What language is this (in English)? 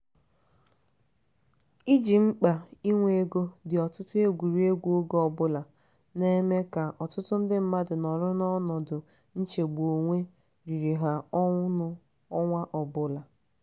Igbo